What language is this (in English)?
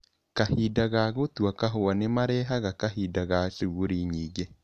Kikuyu